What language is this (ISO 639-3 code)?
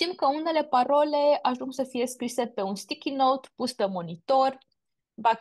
ron